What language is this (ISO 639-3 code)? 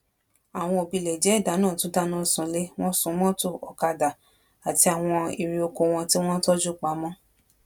yor